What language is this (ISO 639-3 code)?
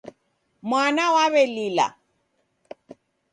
dav